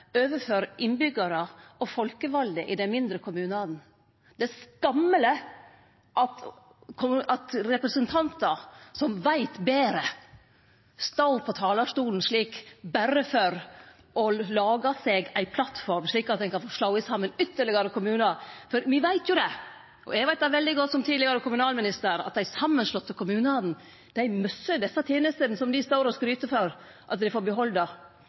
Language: Norwegian Nynorsk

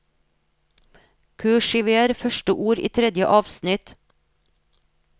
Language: Norwegian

